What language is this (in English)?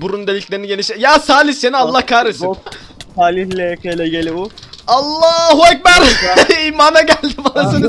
Turkish